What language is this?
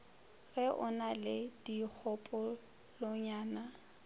Northern Sotho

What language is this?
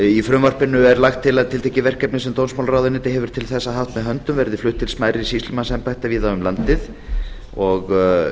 Icelandic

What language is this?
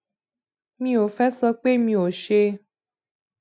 Yoruba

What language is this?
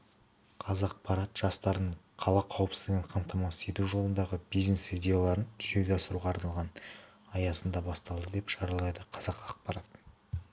Kazakh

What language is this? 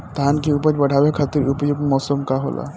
Bhojpuri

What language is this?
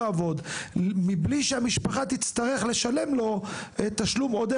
Hebrew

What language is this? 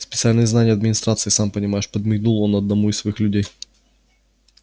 Russian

